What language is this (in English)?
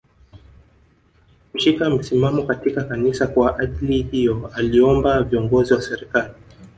Swahili